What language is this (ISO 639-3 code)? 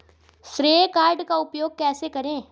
hin